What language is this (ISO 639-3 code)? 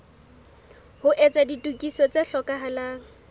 sot